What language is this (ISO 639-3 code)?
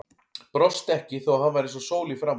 isl